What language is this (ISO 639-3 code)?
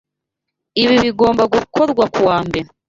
kin